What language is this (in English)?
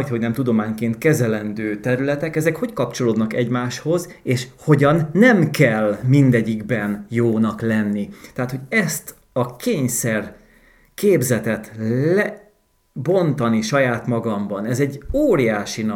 Hungarian